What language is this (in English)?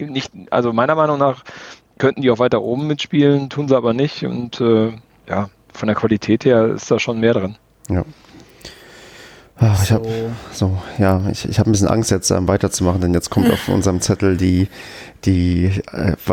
German